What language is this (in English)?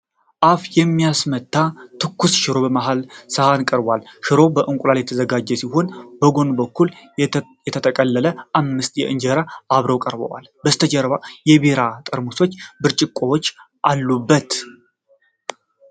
Amharic